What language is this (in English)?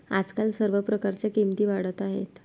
Marathi